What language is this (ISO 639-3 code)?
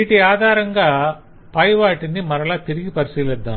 tel